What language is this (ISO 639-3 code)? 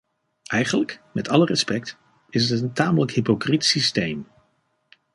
nld